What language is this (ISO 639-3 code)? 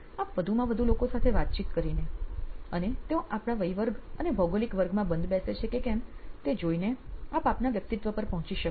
guj